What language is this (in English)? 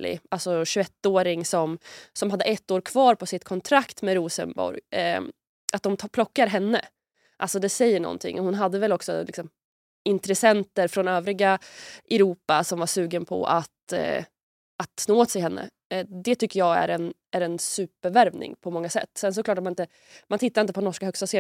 Swedish